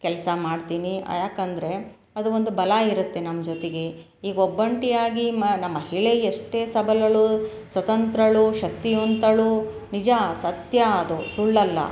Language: Kannada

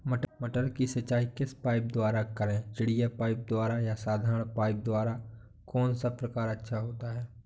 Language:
Hindi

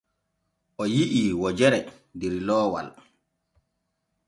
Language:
Borgu Fulfulde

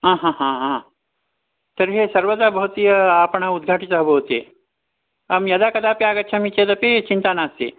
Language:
Sanskrit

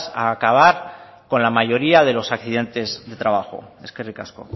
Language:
Spanish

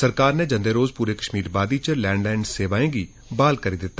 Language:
Dogri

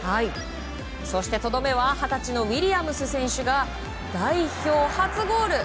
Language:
Japanese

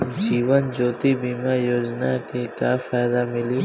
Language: Bhojpuri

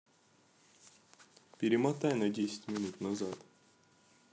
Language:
Russian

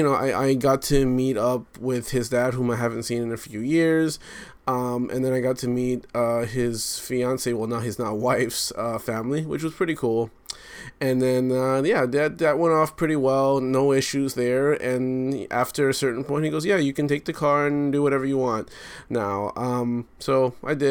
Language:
English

